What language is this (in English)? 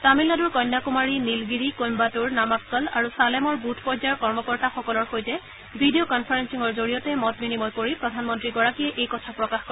Assamese